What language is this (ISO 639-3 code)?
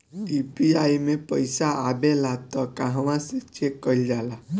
bho